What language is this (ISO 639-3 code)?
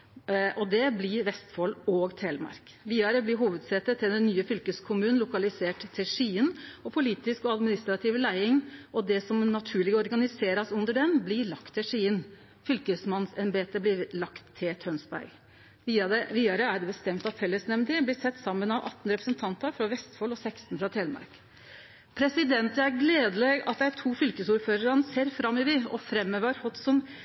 nno